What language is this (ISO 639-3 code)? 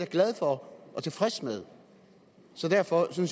dan